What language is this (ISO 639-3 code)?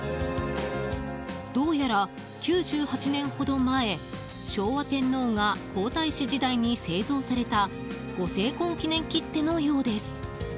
jpn